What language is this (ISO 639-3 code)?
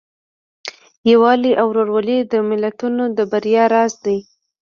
pus